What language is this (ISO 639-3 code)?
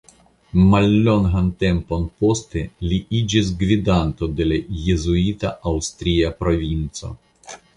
epo